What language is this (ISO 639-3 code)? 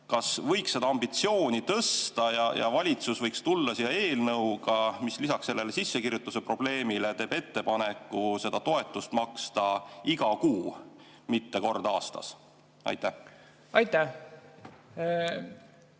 est